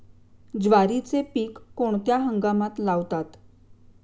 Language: Marathi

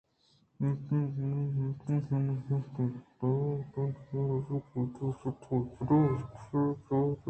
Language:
Eastern Balochi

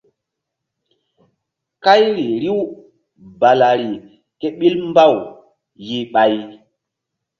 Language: Mbum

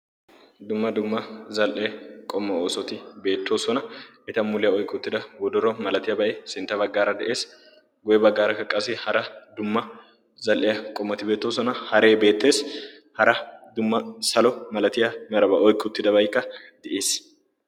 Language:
Wolaytta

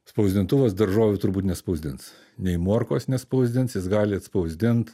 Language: Lithuanian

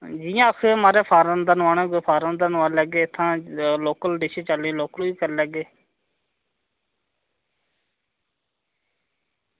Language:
Dogri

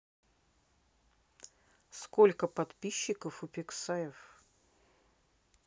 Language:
Russian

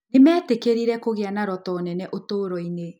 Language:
Kikuyu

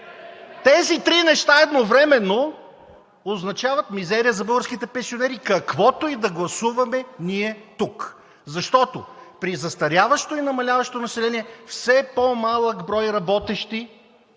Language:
Bulgarian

